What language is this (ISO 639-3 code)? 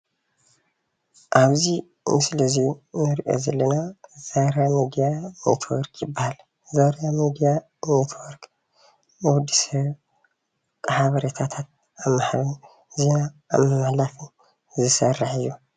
tir